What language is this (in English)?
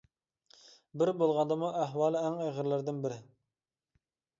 Uyghur